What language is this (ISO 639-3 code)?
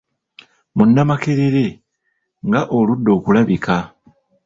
lug